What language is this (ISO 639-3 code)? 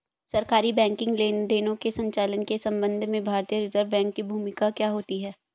hin